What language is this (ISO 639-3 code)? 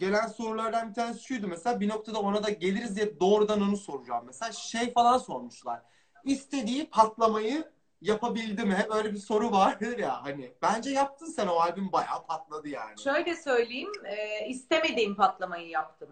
tur